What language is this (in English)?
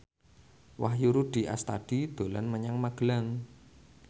Javanese